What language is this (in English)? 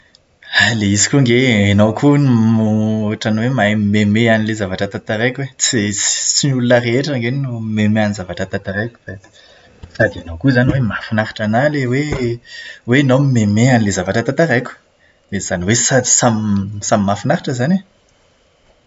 Malagasy